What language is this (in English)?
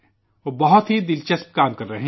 Urdu